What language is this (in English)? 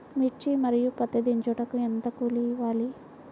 Telugu